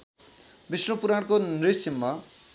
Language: Nepali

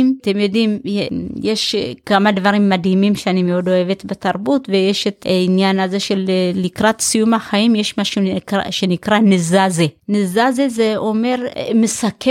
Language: Hebrew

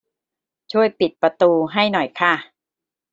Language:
Thai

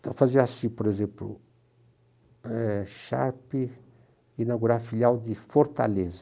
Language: Portuguese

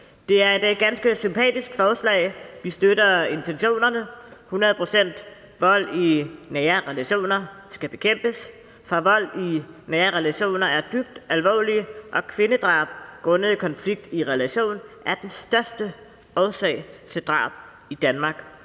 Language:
Danish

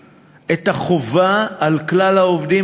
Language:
Hebrew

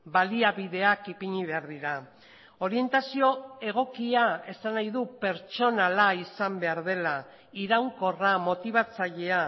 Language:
Basque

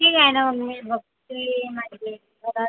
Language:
Marathi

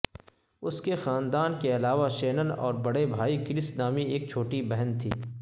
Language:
Urdu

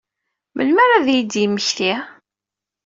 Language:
Kabyle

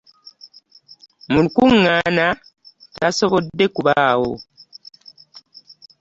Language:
Ganda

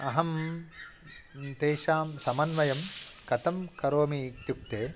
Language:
Sanskrit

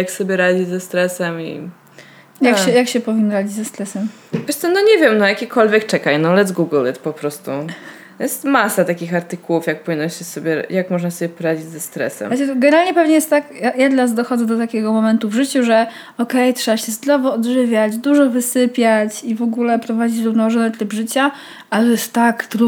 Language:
Polish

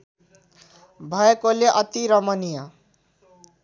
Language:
Nepali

